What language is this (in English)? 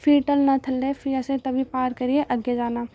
Dogri